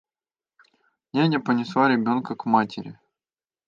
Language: Russian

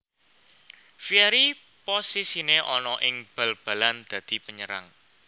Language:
Javanese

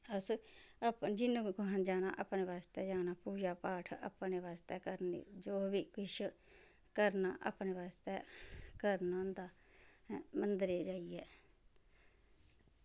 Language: Dogri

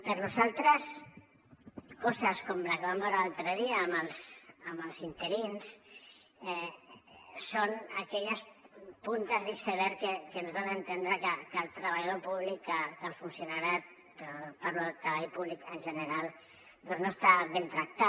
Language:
Catalan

